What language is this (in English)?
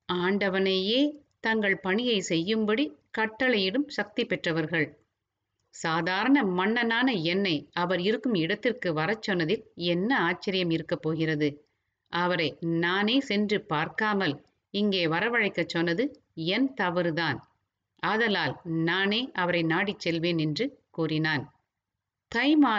Tamil